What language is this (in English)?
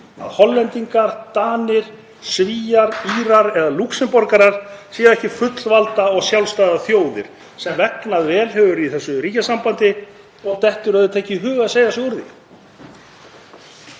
Icelandic